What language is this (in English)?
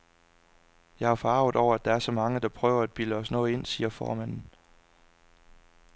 Danish